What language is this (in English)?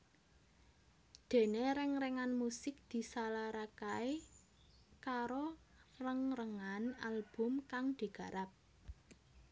Javanese